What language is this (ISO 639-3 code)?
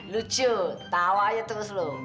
ind